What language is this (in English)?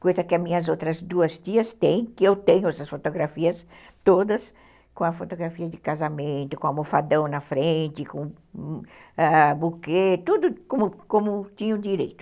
Portuguese